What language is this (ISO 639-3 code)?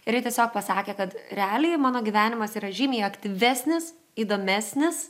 lit